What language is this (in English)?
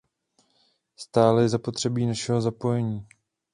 Czech